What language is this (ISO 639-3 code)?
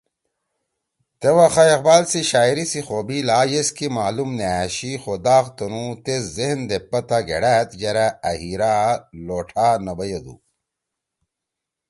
trw